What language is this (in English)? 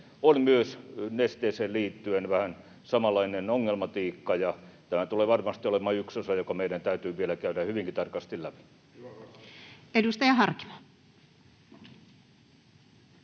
Finnish